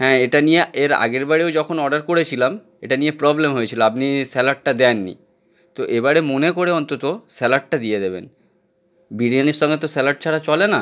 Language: Bangla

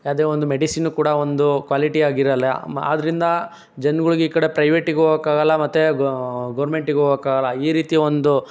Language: Kannada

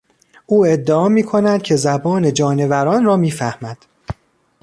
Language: Persian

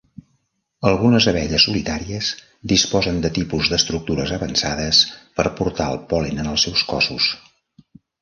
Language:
Catalan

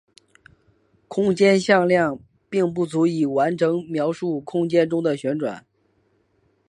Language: Chinese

